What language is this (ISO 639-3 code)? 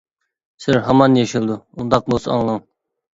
uig